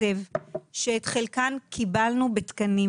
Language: Hebrew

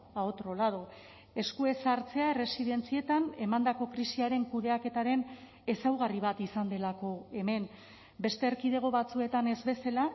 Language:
Basque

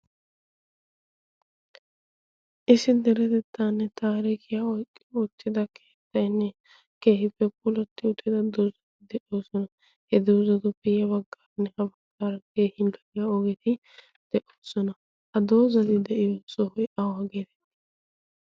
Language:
Wolaytta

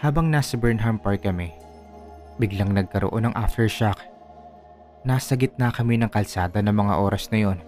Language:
Filipino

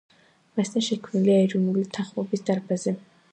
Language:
Georgian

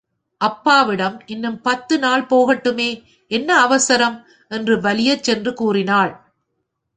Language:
Tamil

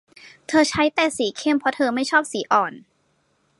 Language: Thai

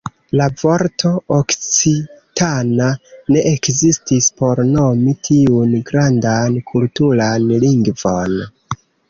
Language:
Esperanto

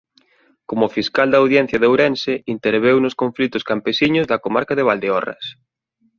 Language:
Galician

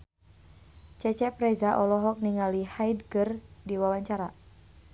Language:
Sundanese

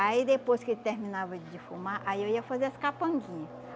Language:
Portuguese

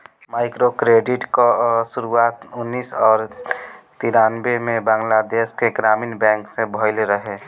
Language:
Bhojpuri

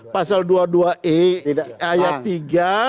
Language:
Indonesian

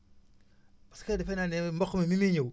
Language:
Wolof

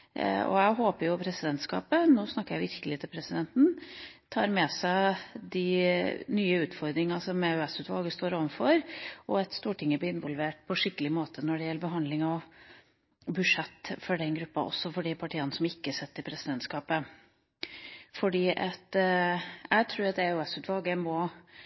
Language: Norwegian Bokmål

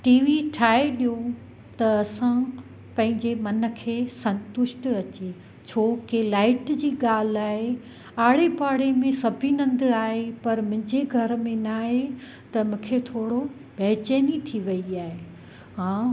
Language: Sindhi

